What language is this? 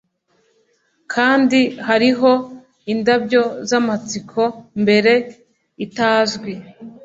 Kinyarwanda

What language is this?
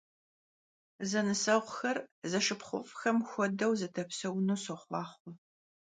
Kabardian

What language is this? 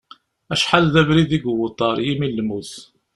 Kabyle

